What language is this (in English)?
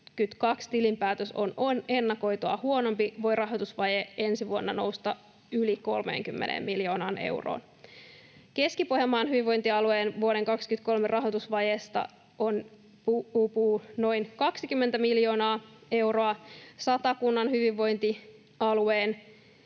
Finnish